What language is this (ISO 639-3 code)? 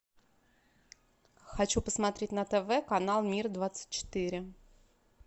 rus